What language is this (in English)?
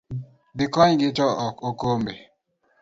Luo (Kenya and Tanzania)